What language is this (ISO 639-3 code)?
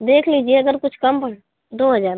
hin